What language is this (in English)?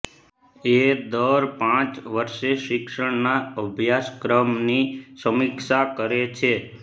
Gujarati